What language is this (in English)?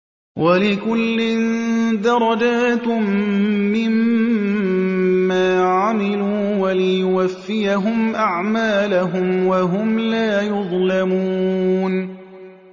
Arabic